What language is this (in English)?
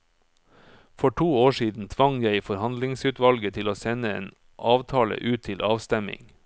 Norwegian